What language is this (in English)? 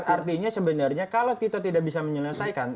Indonesian